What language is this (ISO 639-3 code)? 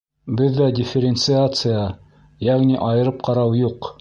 bak